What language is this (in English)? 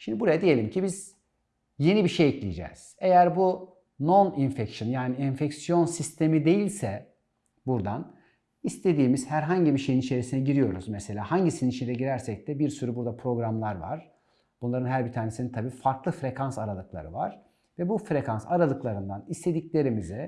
Turkish